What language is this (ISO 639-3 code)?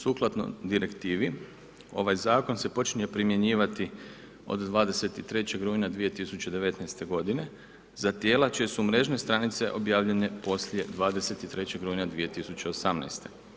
hrv